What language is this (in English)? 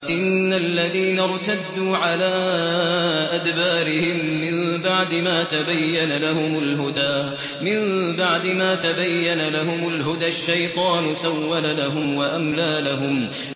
Arabic